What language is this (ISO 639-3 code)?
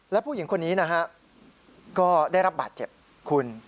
tha